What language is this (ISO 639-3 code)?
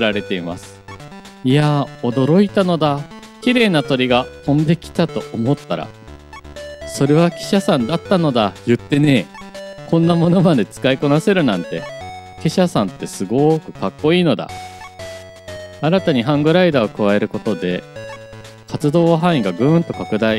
jpn